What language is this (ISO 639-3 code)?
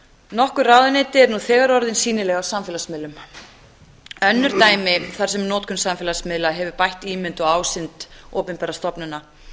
isl